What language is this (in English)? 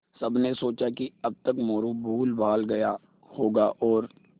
Hindi